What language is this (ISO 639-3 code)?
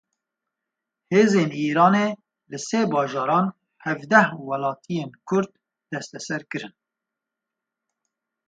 kur